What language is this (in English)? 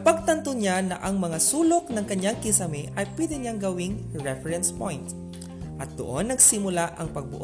Filipino